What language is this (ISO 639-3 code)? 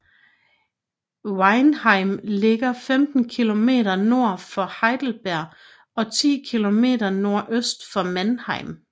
dan